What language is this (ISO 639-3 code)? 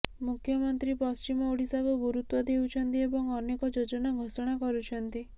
ori